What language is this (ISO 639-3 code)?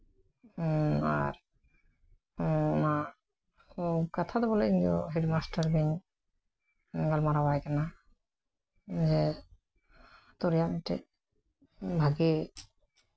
sat